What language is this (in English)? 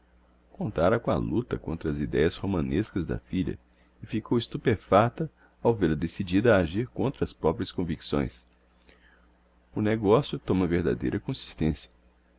Portuguese